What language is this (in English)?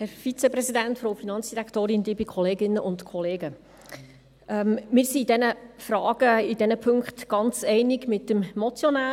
Swiss German